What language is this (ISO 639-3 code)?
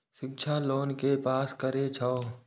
mai